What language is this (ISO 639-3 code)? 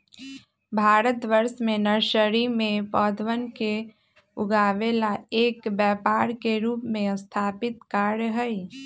mag